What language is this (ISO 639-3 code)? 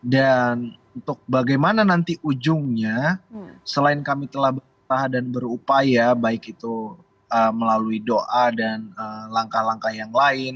ind